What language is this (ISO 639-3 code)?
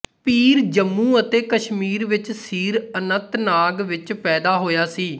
pan